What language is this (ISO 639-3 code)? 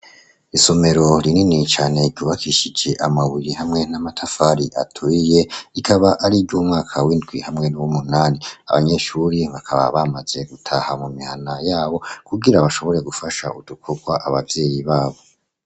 run